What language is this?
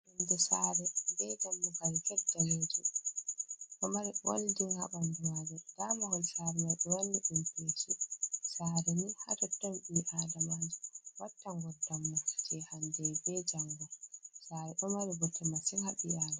Fula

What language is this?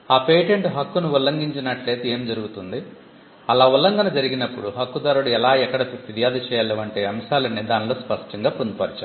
Telugu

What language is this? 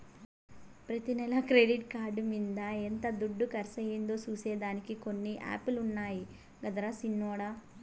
Telugu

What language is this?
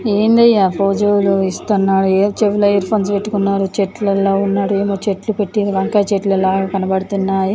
Telugu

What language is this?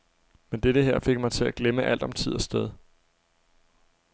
Danish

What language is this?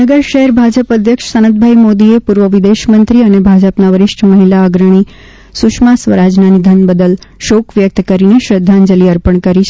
Gujarati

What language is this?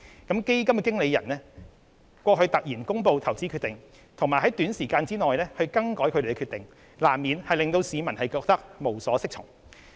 Cantonese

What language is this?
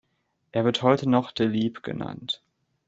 German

